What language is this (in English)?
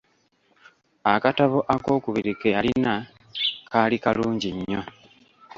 Ganda